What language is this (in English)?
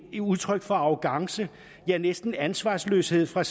Danish